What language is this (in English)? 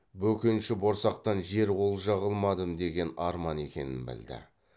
Kazakh